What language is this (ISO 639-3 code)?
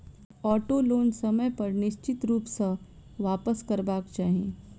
mai